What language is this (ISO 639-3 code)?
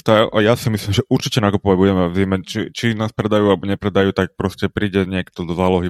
slk